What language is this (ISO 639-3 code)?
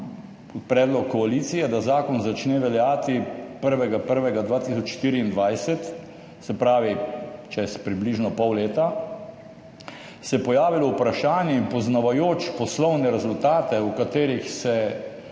slv